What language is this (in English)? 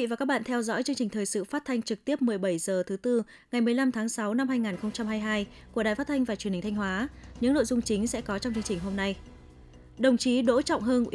Vietnamese